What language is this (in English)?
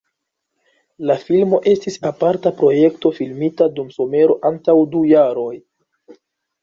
Esperanto